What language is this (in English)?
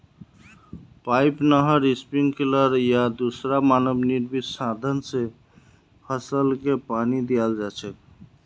Magahi